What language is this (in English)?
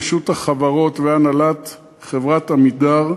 Hebrew